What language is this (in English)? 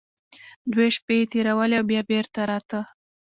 Pashto